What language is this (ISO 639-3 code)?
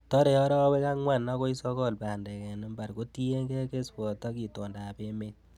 kln